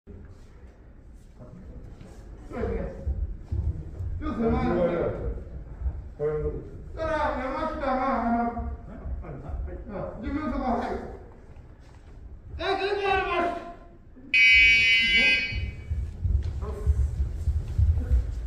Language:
Arabic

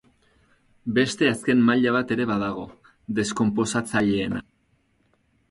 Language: Basque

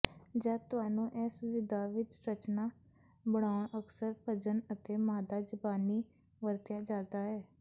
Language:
Punjabi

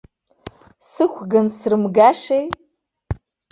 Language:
Abkhazian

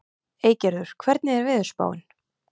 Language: Icelandic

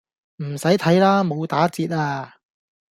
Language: Cantonese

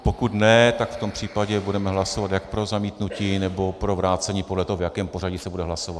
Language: Czech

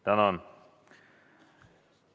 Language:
Estonian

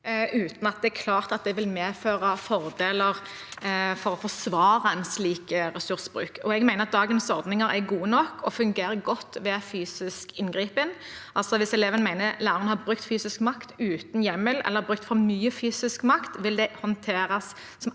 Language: Norwegian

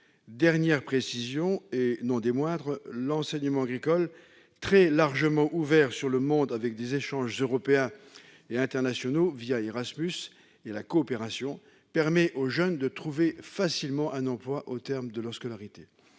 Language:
French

